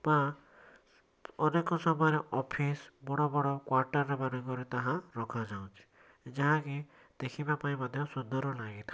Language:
Odia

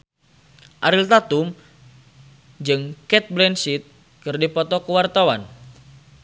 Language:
Sundanese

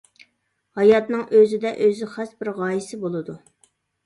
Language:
Uyghur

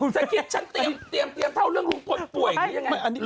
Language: Thai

